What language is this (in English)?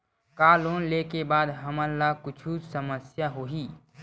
Chhattisgarhi